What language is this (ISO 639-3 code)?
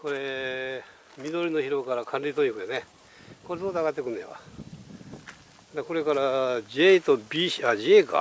jpn